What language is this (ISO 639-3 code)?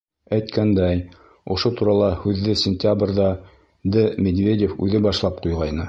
bak